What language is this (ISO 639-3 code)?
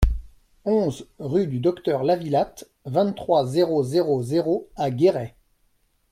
fra